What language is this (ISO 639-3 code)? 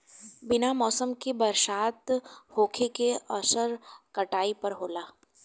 bho